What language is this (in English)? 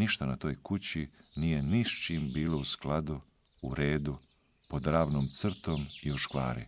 Croatian